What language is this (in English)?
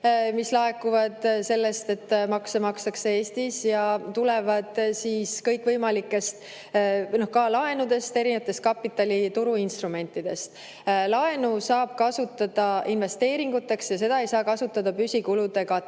Estonian